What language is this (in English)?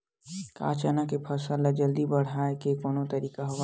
Chhattisgarhi